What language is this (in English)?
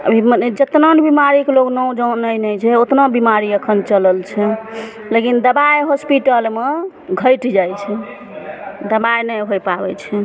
Maithili